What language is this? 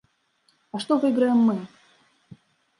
Belarusian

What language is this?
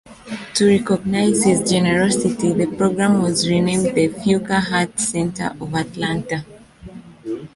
English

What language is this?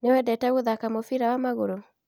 Kikuyu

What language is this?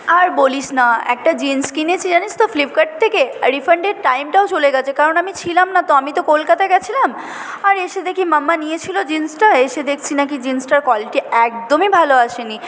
Bangla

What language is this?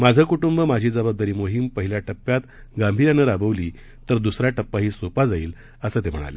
Marathi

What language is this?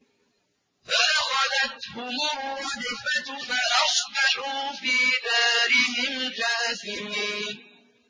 Arabic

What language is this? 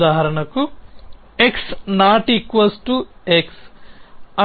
Telugu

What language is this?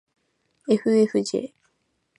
Japanese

